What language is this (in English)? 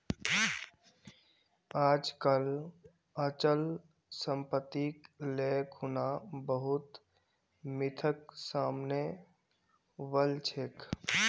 Magahi